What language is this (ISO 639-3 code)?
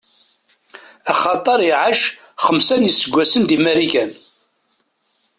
kab